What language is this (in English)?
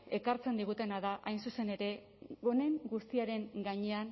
Basque